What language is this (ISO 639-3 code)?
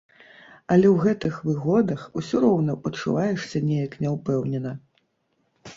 bel